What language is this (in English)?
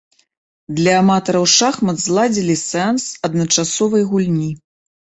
Belarusian